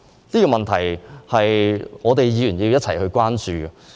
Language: Cantonese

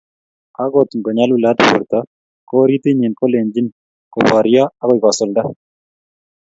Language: Kalenjin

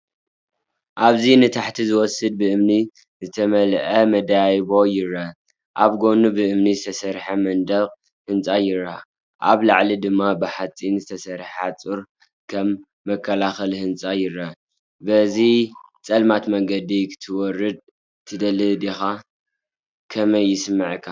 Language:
Tigrinya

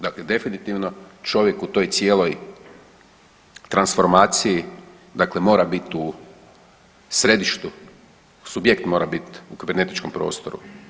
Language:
Croatian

